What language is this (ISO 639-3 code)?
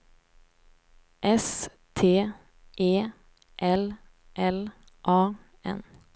swe